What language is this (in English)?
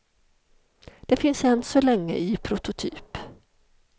Swedish